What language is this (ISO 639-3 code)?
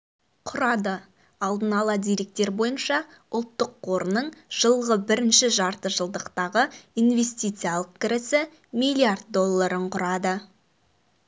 kaz